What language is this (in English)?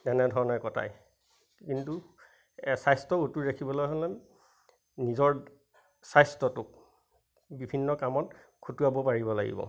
Assamese